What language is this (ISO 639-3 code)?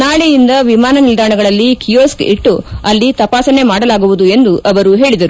kan